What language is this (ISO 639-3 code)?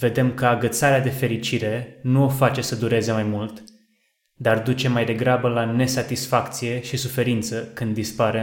ron